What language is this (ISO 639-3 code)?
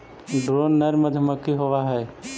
mag